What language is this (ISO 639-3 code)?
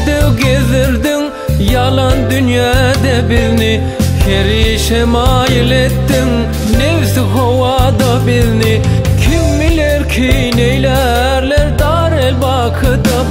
tur